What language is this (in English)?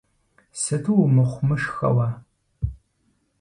Kabardian